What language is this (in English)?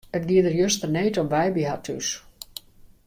Western Frisian